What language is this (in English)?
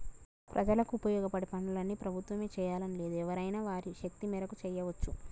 Telugu